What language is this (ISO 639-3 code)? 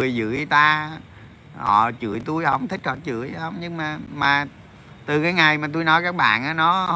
vie